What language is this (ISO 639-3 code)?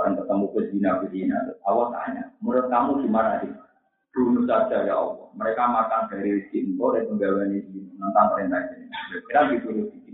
ind